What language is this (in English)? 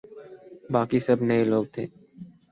Urdu